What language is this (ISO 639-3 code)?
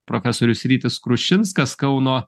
lit